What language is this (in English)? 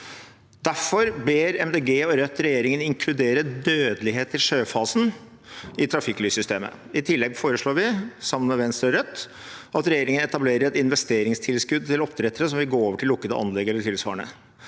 Norwegian